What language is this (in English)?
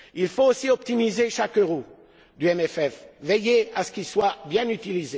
French